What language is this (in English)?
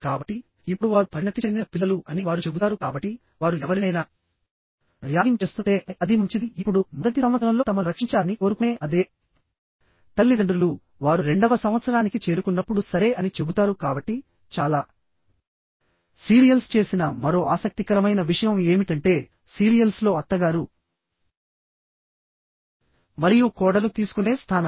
Telugu